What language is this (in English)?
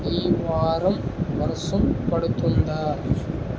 Telugu